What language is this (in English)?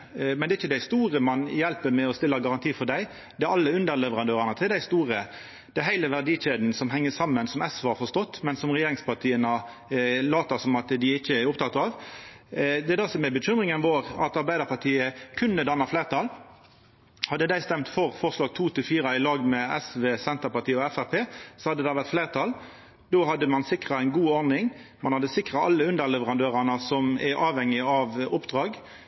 Norwegian Nynorsk